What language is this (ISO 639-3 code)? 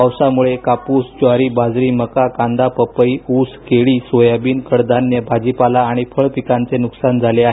mar